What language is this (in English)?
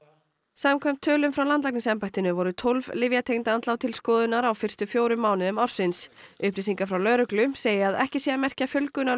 Icelandic